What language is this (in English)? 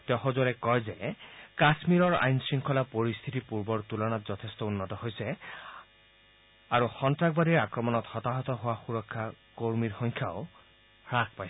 Assamese